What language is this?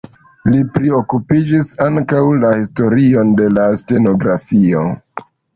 Esperanto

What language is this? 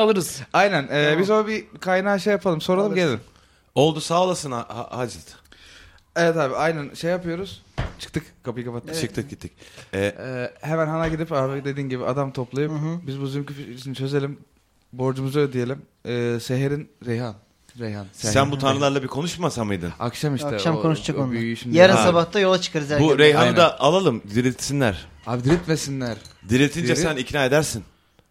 Turkish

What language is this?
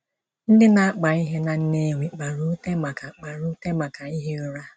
Igbo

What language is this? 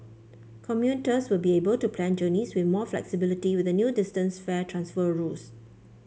English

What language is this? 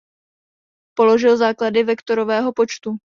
Czech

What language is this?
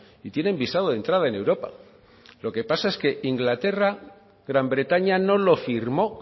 Spanish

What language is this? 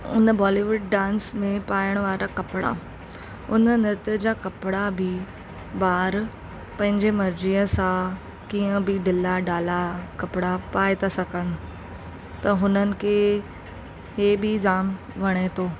Sindhi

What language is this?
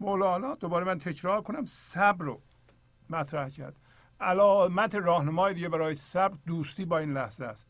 Persian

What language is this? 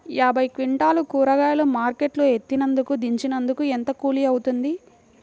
Telugu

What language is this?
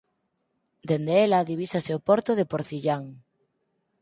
Galician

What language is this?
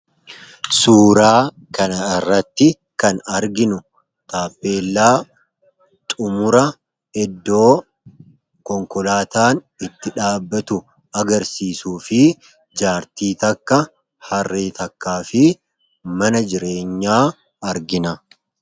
Oromo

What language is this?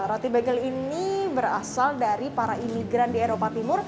Indonesian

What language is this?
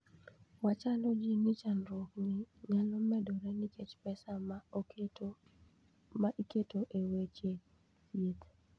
Luo (Kenya and Tanzania)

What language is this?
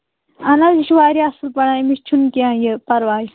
Kashmiri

